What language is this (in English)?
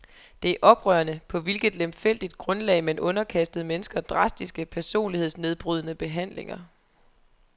Danish